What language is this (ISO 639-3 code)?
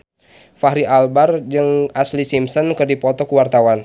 sun